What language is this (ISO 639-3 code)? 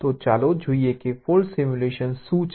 guj